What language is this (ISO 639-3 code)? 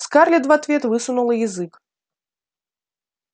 rus